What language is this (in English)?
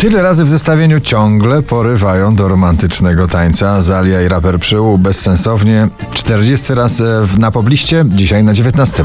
Polish